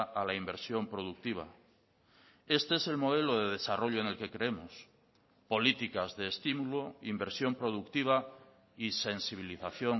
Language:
Spanish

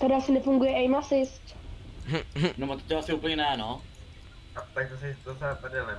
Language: Czech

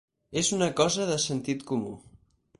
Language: Catalan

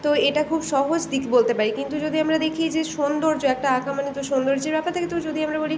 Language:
Bangla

